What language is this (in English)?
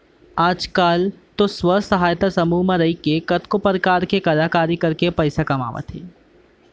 Chhattisgarhi